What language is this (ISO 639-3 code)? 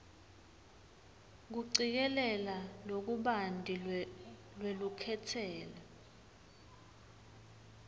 ssw